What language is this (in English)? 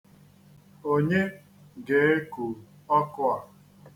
Igbo